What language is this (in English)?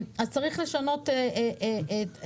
Hebrew